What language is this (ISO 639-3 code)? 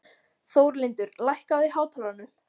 isl